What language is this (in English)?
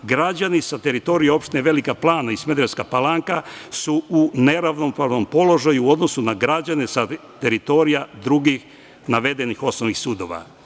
Serbian